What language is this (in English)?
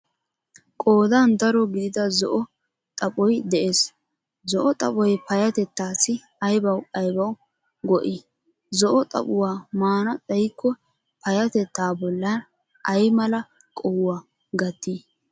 Wolaytta